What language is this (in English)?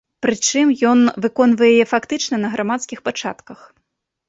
Belarusian